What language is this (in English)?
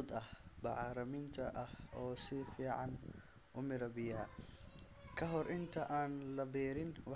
Somali